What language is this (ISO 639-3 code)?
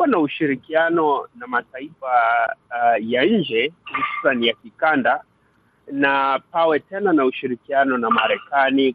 swa